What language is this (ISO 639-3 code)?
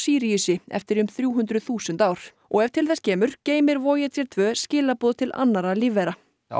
isl